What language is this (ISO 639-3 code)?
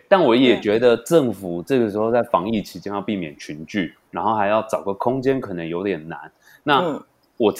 zho